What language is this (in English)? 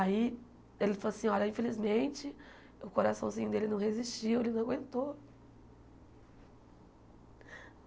Portuguese